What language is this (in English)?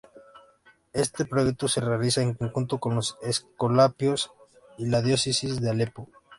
Spanish